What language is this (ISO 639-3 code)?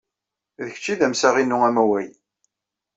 kab